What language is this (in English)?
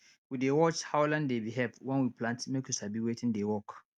Nigerian Pidgin